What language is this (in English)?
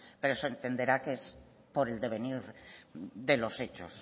Spanish